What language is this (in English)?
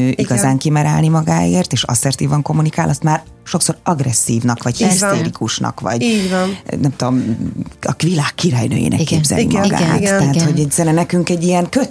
Hungarian